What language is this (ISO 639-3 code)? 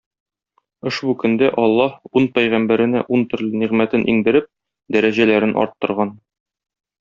tat